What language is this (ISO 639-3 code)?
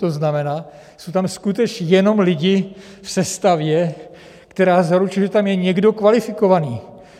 ces